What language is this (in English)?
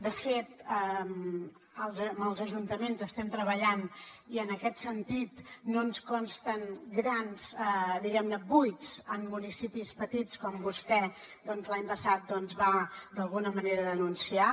Catalan